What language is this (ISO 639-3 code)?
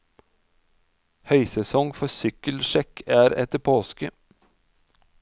nor